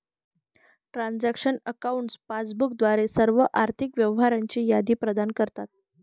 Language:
Marathi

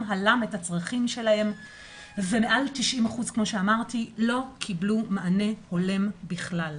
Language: Hebrew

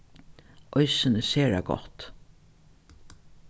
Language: Faroese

